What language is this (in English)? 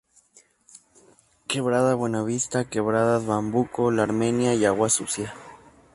Spanish